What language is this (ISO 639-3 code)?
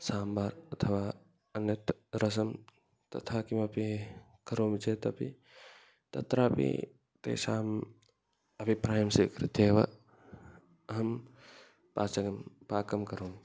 san